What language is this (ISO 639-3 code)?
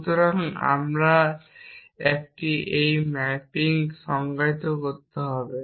ben